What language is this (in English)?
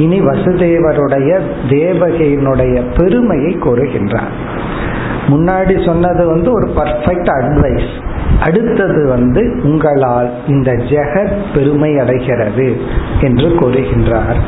Tamil